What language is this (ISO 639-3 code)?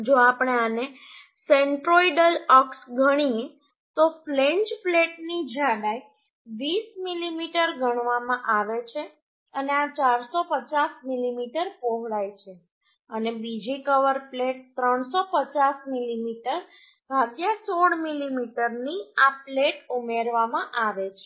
guj